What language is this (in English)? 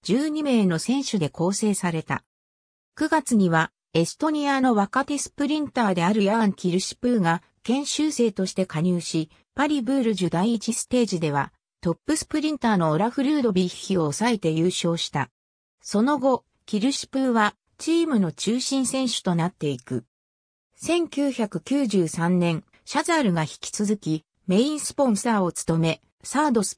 Japanese